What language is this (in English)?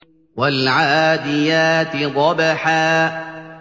Arabic